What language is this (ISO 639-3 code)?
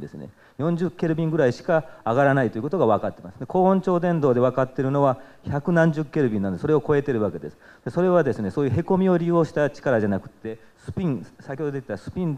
jpn